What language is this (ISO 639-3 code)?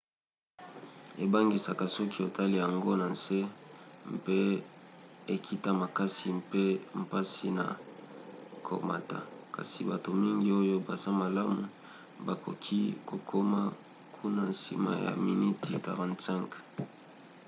lin